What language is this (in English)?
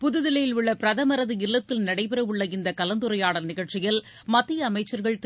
Tamil